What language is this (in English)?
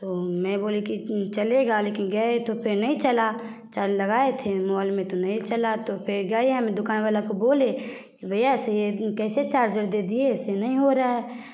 Hindi